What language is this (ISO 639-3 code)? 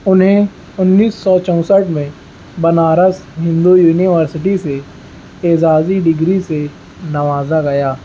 urd